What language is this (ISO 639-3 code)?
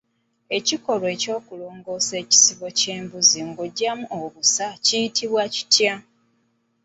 lug